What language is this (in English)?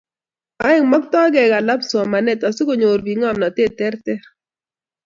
Kalenjin